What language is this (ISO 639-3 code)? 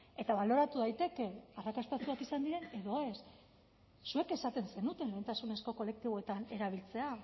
eus